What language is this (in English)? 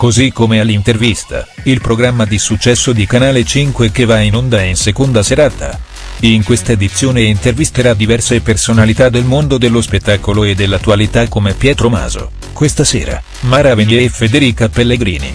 Italian